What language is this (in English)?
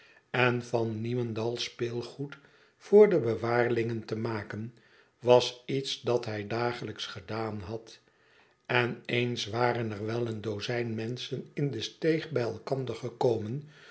Dutch